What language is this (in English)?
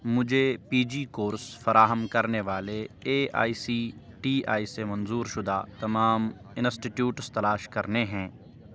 Urdu